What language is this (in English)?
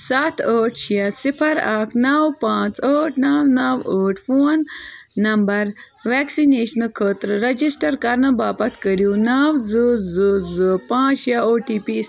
Kashmiri